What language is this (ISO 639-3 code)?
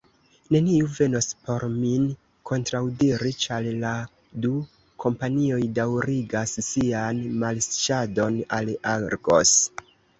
epo